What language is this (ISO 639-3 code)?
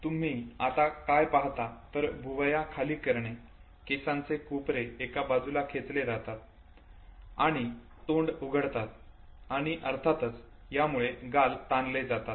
mar